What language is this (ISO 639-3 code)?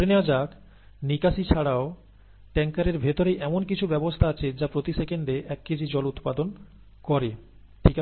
ben